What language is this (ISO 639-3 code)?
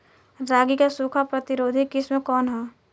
bho